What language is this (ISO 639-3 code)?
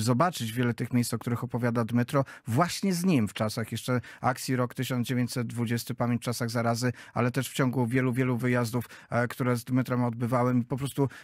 pol